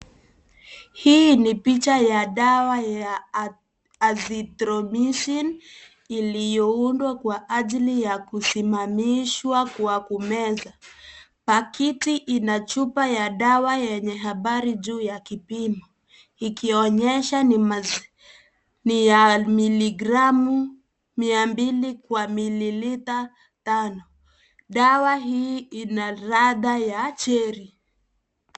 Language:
Swahili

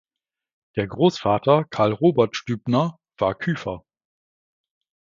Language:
German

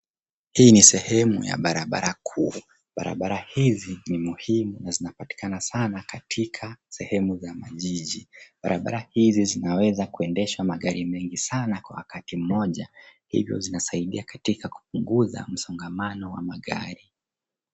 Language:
Swahili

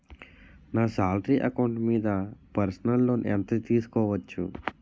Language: Telugu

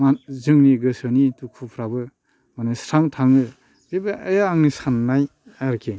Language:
Bodo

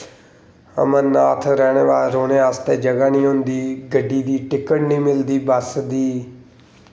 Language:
Dogri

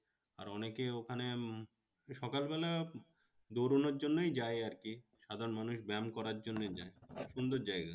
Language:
Bangla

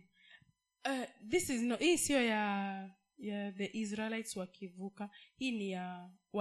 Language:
Swahili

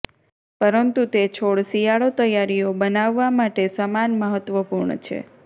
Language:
Gujarati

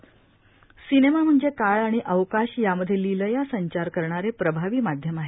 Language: Marathi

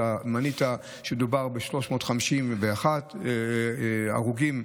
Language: Hebrew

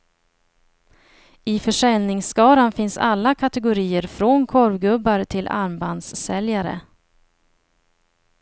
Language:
Swedish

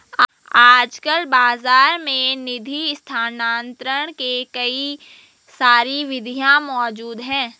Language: Hindi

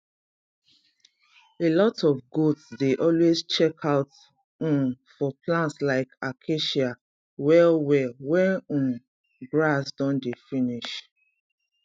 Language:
Nigerian Pidgin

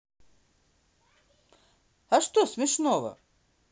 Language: Russian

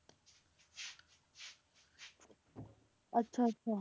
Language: Punjabi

